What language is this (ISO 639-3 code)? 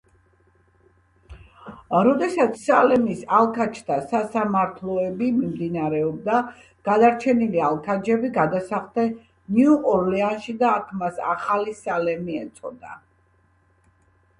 kat